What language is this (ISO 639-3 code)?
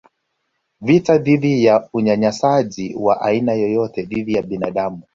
swa